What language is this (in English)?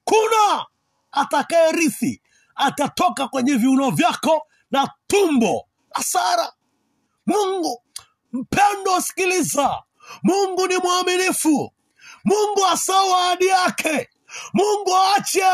Swahili